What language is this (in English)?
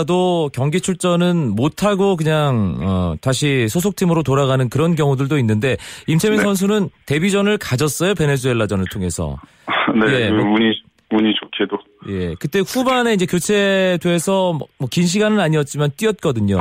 Korean